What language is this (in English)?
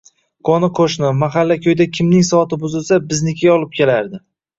Uzbek